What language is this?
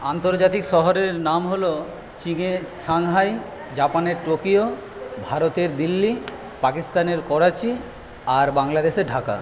Bangla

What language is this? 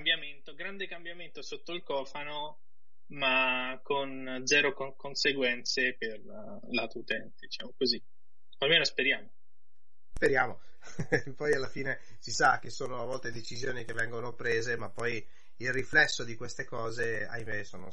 Italian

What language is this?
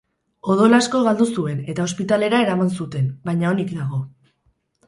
Basque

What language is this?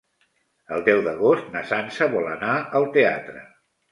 Catalan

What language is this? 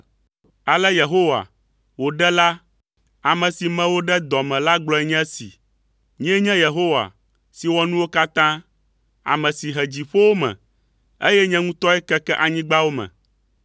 Ewe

